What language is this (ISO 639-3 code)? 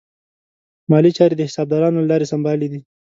pus